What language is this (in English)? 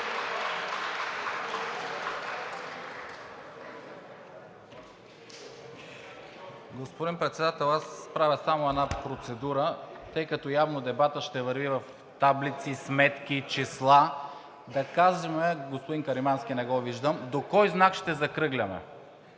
Bulgarian